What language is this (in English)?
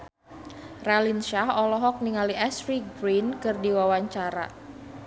Sundanese